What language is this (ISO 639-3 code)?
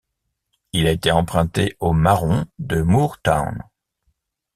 fra